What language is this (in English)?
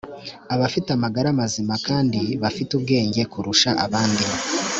Kinyarwanda